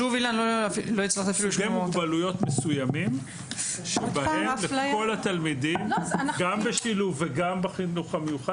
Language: Hebrew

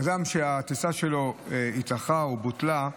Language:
Hebrew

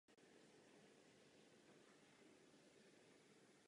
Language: Czech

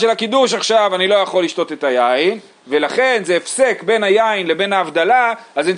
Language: Hebrew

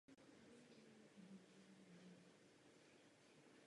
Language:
Czech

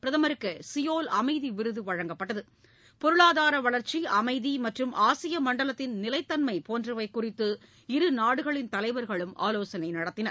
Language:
Tamil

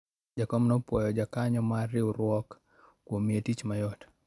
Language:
Luo (Kenya and Tanzania)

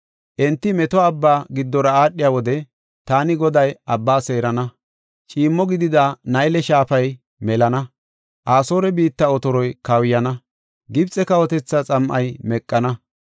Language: Gofa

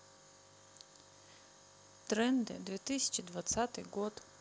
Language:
Russian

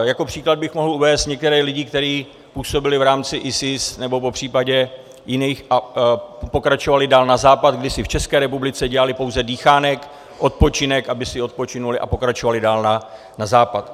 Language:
Czech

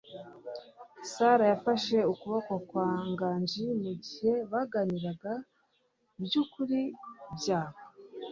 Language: Kinyarwanda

